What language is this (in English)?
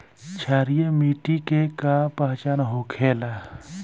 Bhojpuri